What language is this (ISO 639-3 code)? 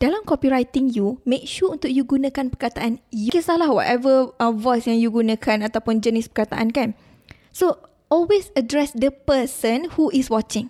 msa